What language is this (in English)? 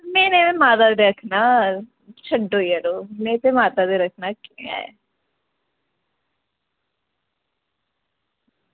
Dogri